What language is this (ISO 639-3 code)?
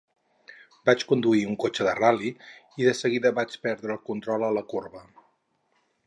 cat